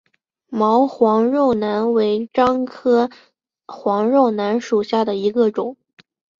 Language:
Chinese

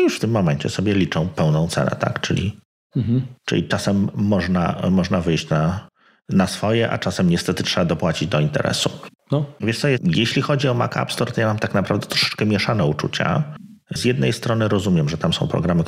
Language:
Polish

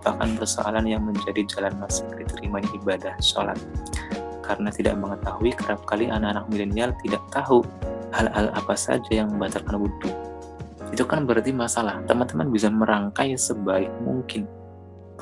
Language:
Indonesian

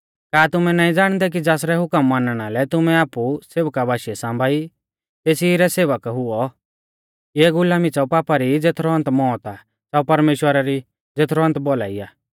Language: Mahasu Pahari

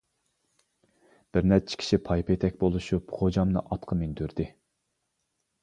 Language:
Uyghur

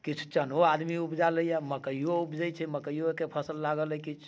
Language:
Maithili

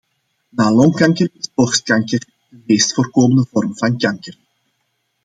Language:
Dutch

